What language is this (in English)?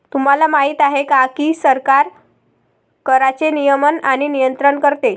Marathi